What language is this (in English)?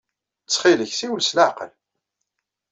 Kabyle